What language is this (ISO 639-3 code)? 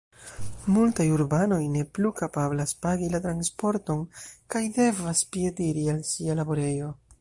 epo